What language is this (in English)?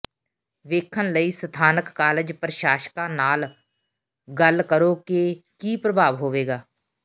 Punjabi